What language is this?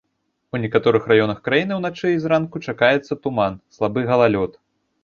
Belarusian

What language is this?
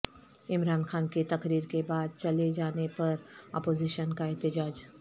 Urdu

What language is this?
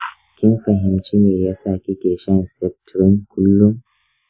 Hausa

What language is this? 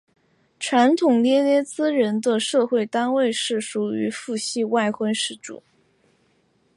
Chinese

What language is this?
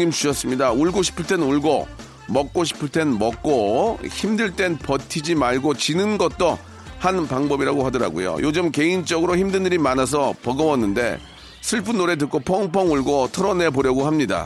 Korean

